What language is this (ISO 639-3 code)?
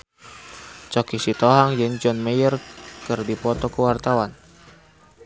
sun